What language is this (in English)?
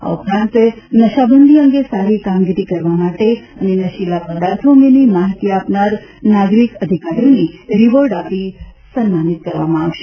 Gujarati